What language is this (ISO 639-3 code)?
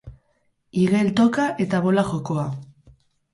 eus